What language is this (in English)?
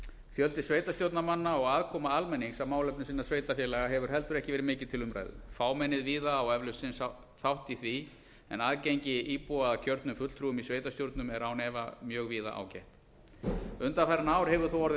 Icelandic